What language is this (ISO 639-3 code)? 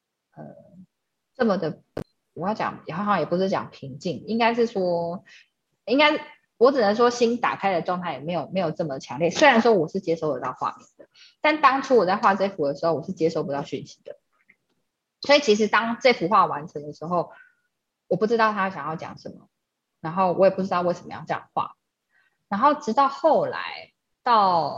zho